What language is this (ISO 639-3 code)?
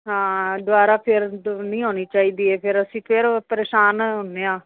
pan